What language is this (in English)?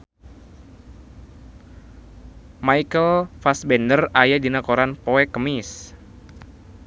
Sundanese